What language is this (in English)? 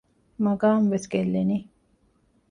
Divehi